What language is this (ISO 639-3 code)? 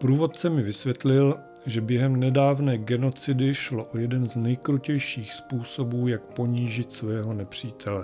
ces